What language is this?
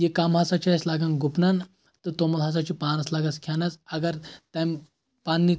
Kashmiri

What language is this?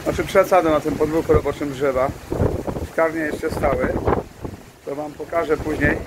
Polish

